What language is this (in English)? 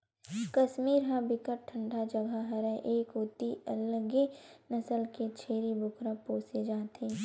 Chhattisgarhi